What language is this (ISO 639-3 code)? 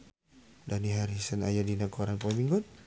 sun